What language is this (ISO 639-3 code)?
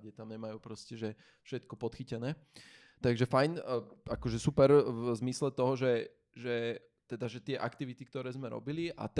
slk